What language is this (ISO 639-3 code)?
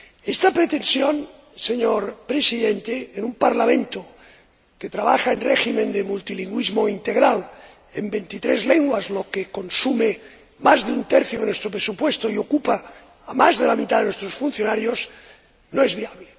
spa